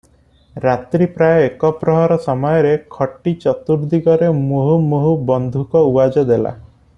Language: Odia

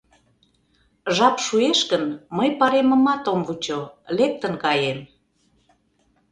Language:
Mari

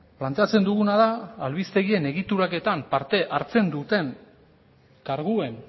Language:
Basque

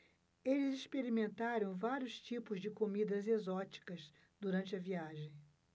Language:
Portuguese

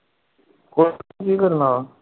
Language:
Punjabi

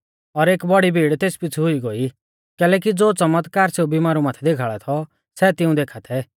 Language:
Mahasu Pahari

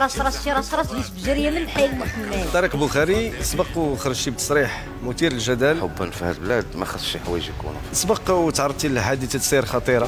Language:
Arabic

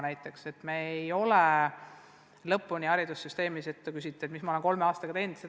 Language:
Estonian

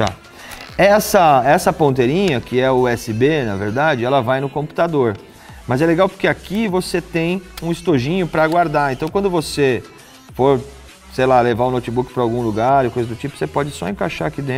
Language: Portuguese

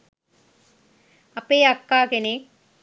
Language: Sinhala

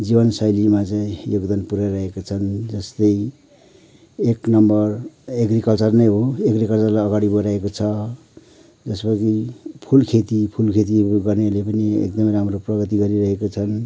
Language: Nepali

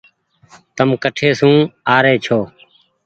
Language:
Goaria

